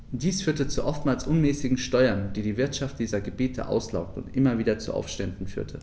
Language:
German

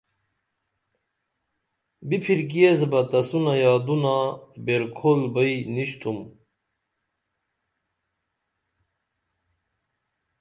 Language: Dameli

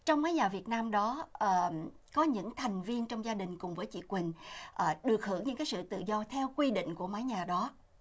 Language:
Vietnamese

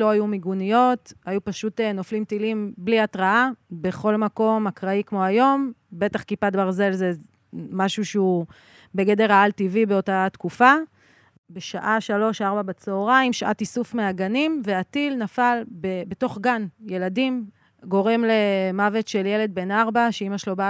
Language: Hebrew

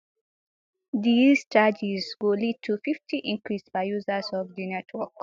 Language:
Nigerian Pidgin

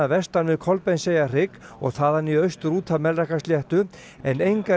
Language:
Icelandic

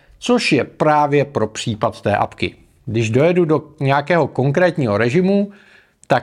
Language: Czech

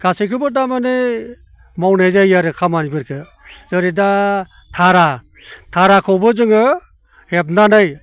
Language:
Bodo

